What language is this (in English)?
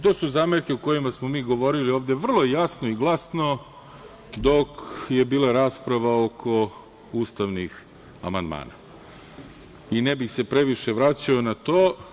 Serbian